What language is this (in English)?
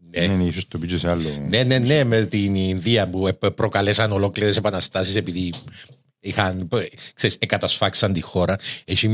Greek